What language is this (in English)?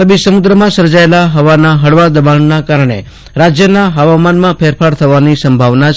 Gujarati